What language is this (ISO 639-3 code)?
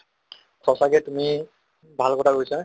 asm